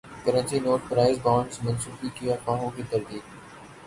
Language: Urdu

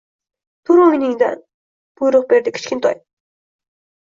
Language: Uzbek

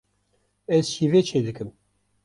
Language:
Kurdish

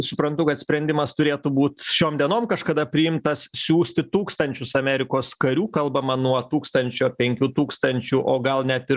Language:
Lithuanian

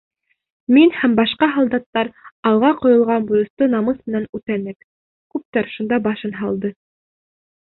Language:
Bashkir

